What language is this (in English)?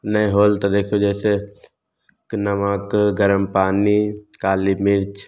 Maithili